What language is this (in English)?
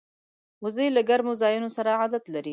Pashto